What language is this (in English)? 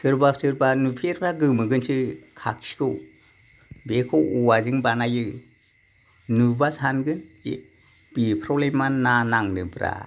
Bodo